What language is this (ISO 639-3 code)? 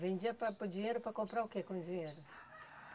por